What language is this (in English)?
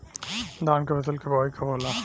Bhojpuri